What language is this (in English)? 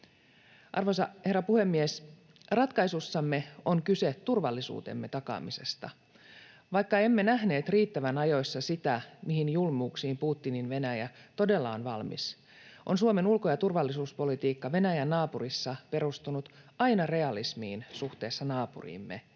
Finnish